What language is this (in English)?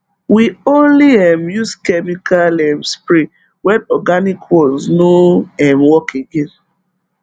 Nigerian Pidgin